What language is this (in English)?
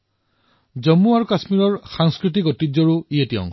Assamese